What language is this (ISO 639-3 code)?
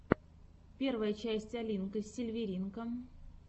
rus